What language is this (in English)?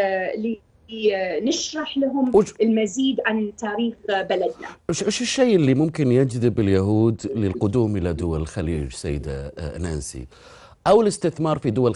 Arabic